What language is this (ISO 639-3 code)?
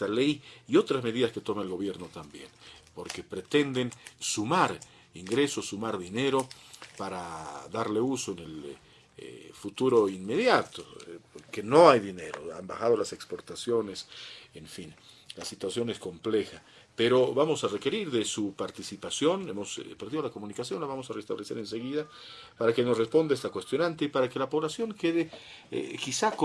spa